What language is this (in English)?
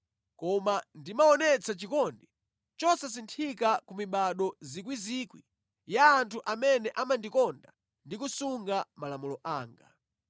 Nyanja